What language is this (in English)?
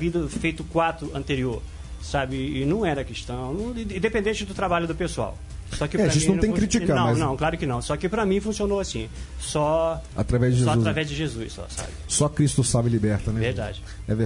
Portuguese